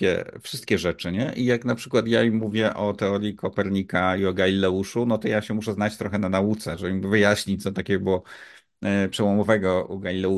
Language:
Polish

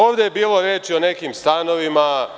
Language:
Serbian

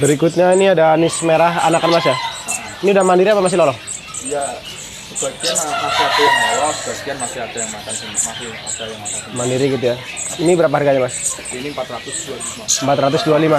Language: Indonesian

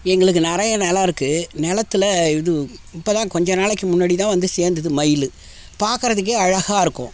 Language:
Tamil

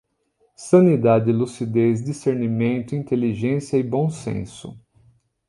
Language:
Portuguese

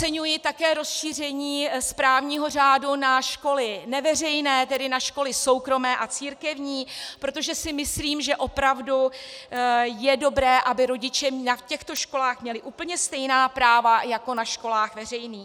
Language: Czech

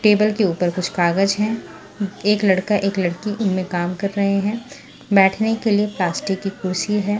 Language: Hindi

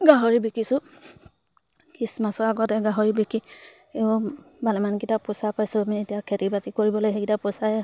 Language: Assamese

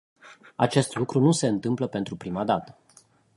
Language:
Romanian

